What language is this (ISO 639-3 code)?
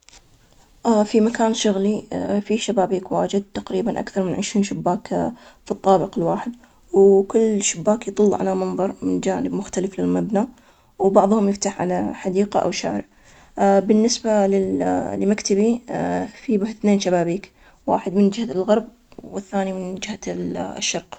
acx